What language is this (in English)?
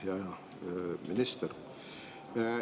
Estonian